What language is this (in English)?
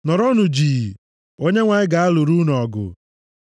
Igbo